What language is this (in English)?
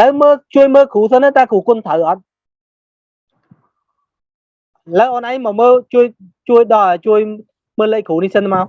Vietnamese